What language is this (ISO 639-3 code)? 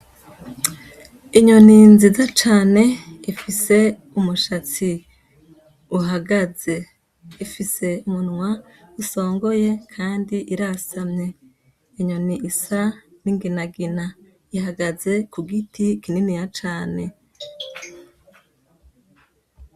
run